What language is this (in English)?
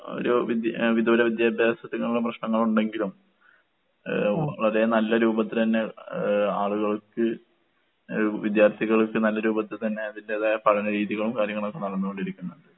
Malayalam